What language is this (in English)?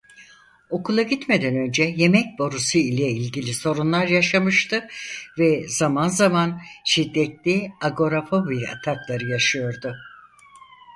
Turkish